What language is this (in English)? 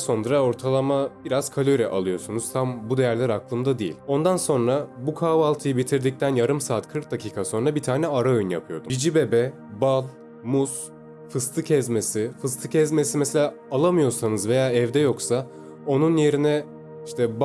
Turkish